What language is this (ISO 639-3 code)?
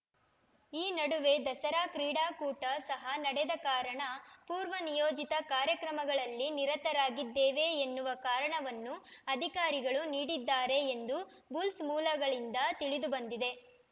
kan